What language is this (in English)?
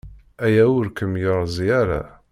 Kabyle